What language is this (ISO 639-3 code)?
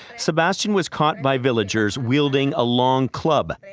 eng